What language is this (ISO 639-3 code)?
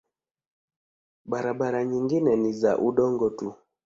swa